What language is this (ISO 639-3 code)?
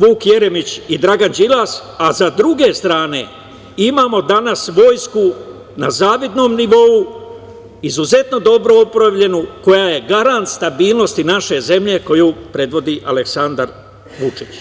srp